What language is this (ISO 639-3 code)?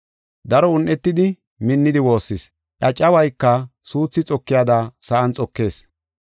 gof